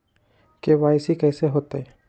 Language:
Magahi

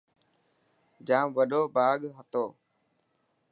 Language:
Dhatki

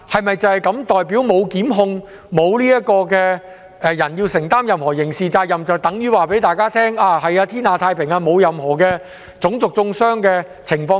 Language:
Cantonese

